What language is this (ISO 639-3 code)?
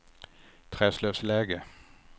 swe